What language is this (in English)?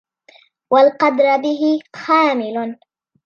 Arabic